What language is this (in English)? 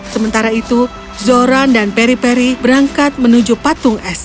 Indonesian